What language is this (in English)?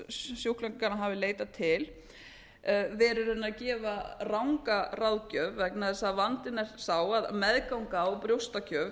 Icelandic